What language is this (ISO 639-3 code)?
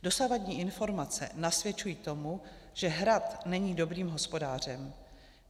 ces